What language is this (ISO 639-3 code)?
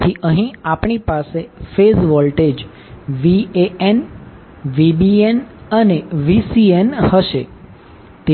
guj